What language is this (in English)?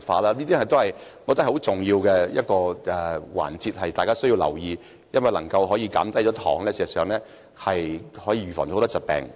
Cantonese